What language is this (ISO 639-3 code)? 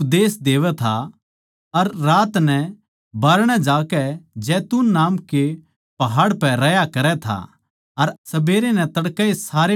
bgc